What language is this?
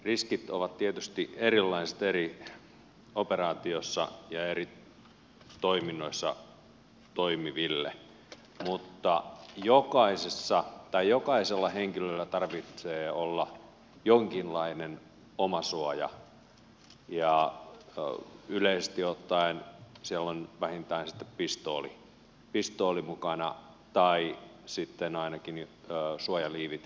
Finnish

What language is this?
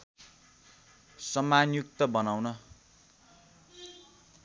Nepali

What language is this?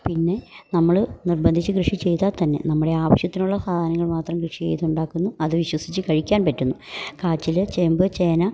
Malayalam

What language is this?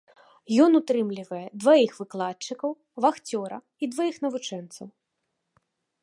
Belarusian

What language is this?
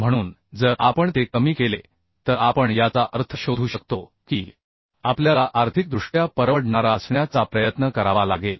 Marathi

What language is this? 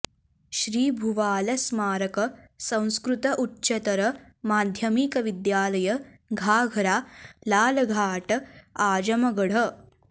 Sanskrit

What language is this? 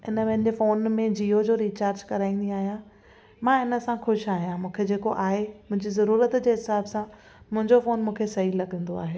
Sindhi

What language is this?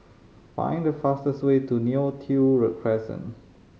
English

